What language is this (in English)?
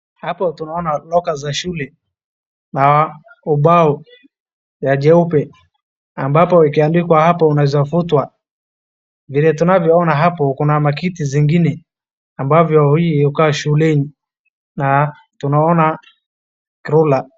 Swahili